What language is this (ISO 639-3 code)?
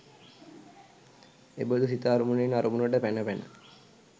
sin